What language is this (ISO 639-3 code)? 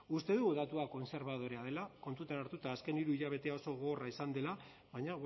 eus